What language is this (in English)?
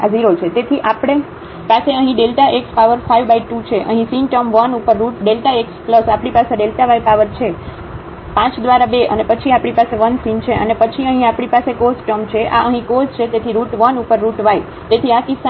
Gujarati